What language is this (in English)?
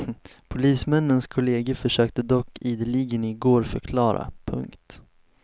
Swedish